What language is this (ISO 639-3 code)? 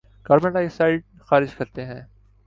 urd